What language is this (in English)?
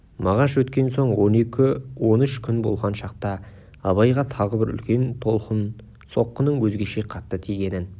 Kazakh